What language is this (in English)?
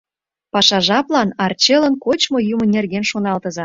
Mari